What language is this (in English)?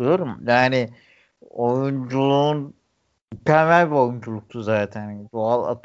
Turkish